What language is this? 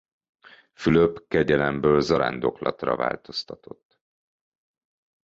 Hungarian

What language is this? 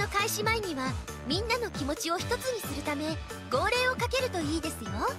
Japanese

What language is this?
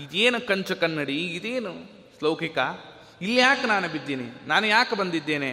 Kannada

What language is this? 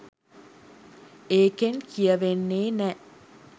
Sinhala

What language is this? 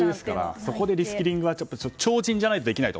Japanese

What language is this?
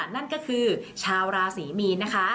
Thai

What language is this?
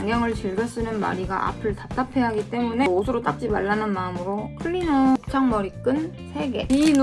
Korean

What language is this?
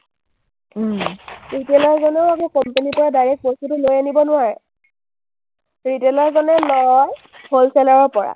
Assamese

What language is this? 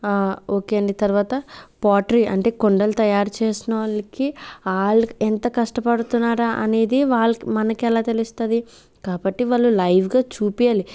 Telugu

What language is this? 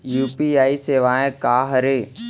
Chhattisgarhi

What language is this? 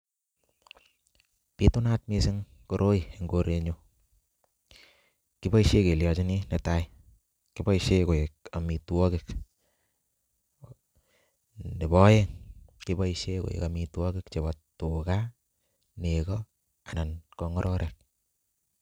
Kalenjin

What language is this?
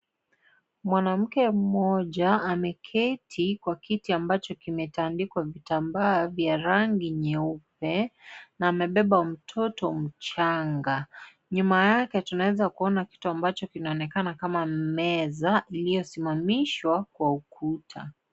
Swahili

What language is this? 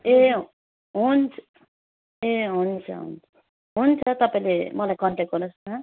Nepali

